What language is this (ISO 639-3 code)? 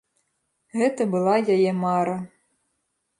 bel